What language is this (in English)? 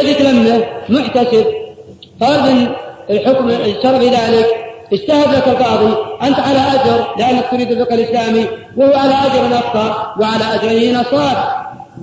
Arabic